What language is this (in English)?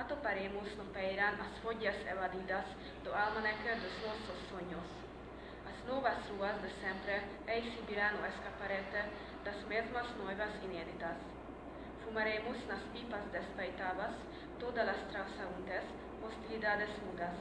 Galician